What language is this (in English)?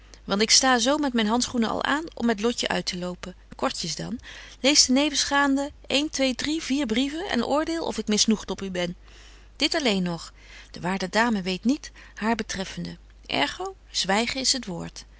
Dutch